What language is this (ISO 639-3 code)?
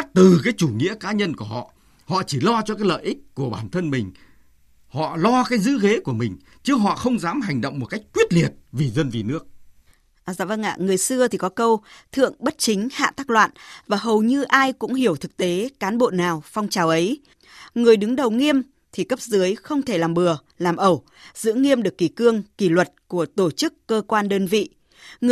vie